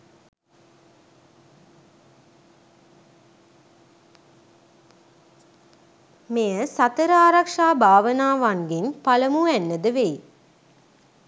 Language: Sinhala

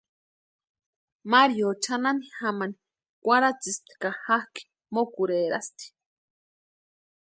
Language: Western Highland Purepecha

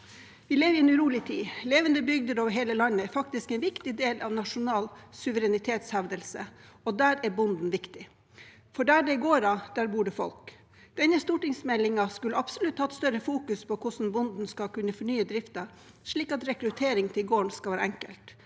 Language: Norwegian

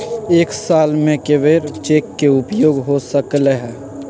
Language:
Magahi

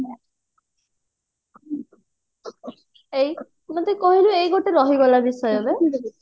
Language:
Odia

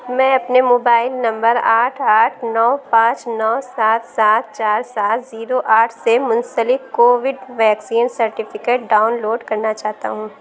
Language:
Urdu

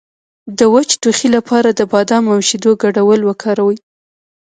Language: Pashto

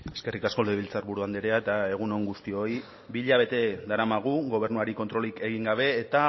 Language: Basque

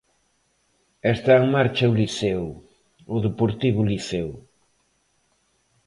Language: Galician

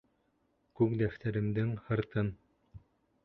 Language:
Bashkir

